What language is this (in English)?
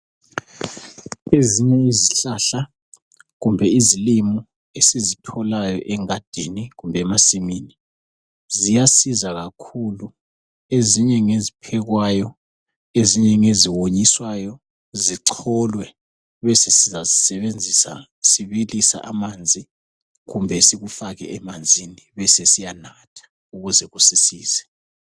North Ndebele